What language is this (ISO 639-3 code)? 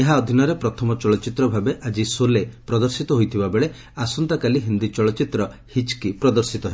ori